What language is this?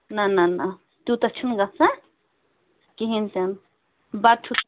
Kashmiri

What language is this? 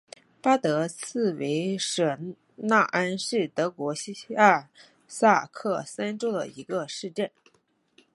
Chinese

